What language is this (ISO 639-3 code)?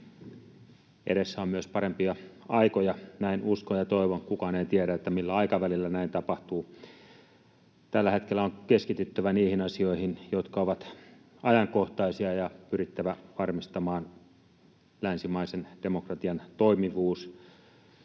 fin